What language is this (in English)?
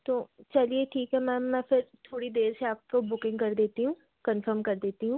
Hindi